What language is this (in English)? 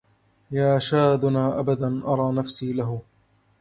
Arabic